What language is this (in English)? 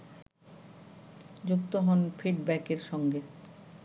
Bangla